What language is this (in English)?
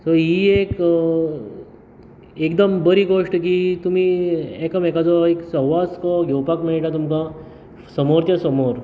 Konkani